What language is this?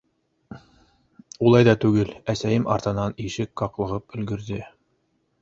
Bashkir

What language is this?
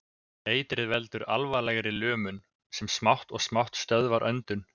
Icelandic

